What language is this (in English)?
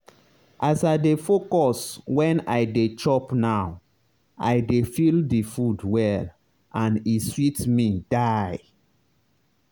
Nigerian Pidgin